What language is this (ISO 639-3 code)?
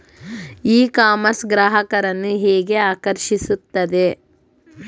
kan